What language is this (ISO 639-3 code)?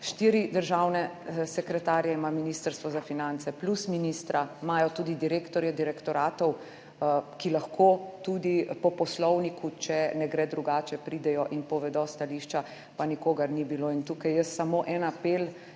slv